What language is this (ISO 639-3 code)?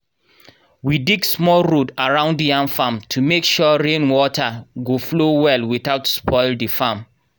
pcm